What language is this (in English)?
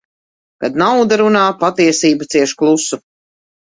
Latvian